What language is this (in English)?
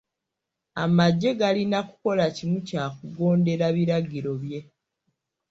Ganda